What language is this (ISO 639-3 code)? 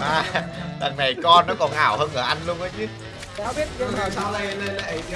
vie